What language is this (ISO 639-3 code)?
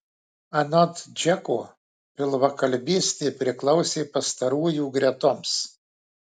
lit